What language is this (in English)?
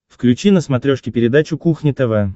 Russian